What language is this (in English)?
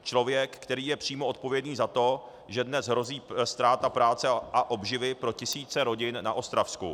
Czech